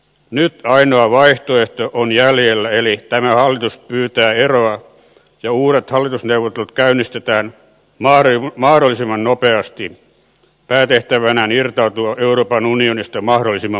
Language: Finnish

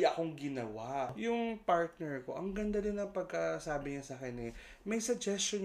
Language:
Filipino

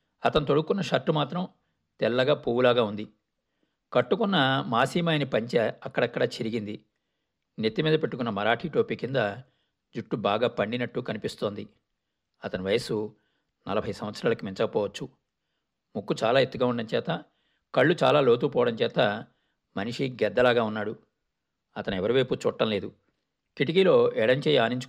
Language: Telugu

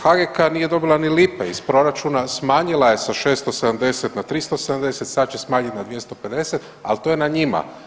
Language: Croatian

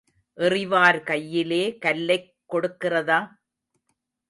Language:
Tamil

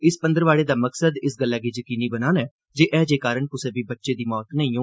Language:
Dogri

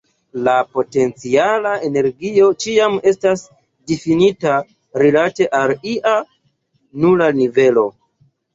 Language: Esperanto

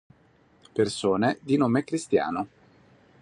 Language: Italian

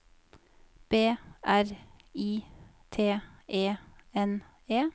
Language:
Norwegian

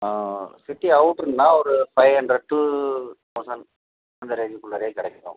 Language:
Tamil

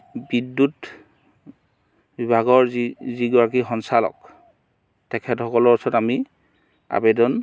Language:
Assamese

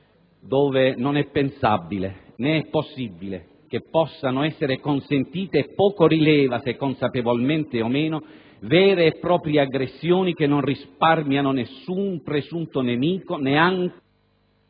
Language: Italian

